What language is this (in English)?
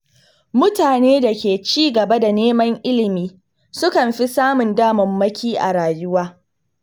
Hausa